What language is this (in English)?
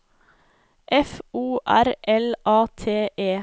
Norwegian